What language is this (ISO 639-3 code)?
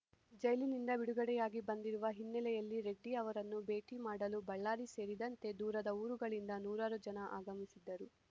kan